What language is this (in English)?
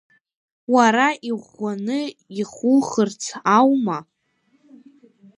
Abkhazian